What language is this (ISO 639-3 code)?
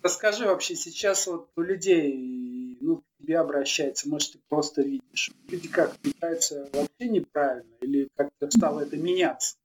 rus